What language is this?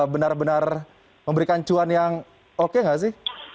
Indonesian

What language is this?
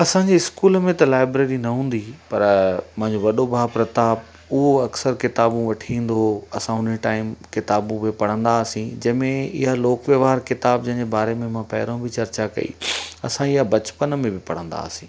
Sindhi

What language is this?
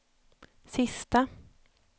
Swedish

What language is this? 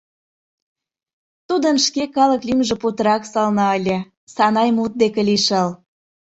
Mari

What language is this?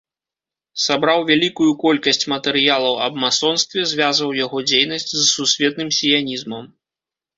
Belarusian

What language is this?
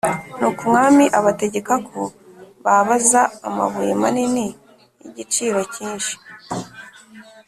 Kinyarwanda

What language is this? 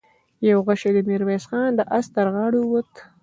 Pashto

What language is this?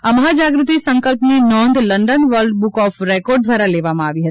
Gujarati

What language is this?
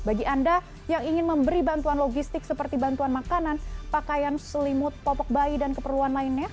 Indonesian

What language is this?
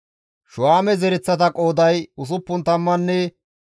Gamo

